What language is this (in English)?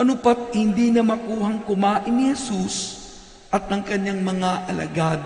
Filipino